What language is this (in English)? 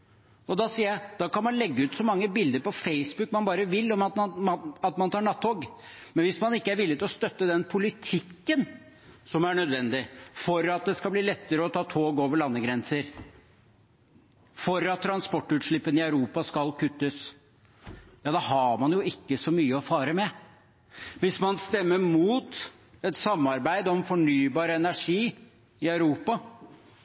Norwegian Bokmål